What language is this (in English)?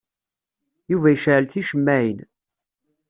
Kabyle